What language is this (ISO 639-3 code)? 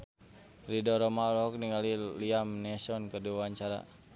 sun